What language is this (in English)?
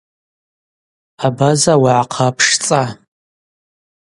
Abaza